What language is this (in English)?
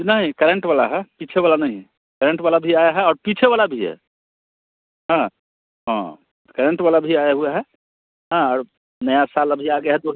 Hindi